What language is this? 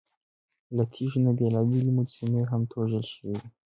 Pashto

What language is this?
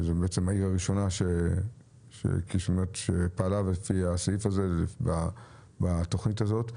Hebrew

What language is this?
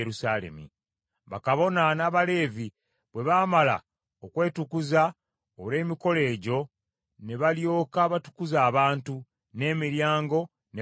Ganda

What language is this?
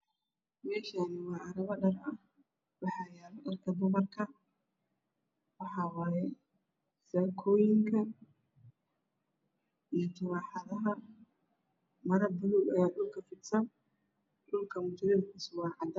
Somali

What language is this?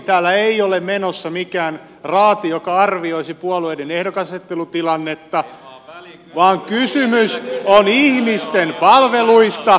Finnish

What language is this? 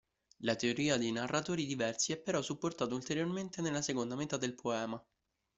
Italian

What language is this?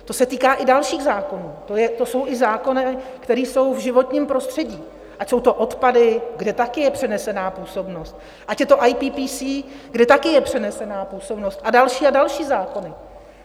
Czech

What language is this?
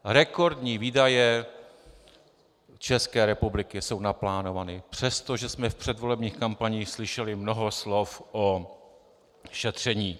Czech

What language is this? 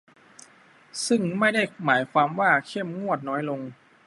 Thai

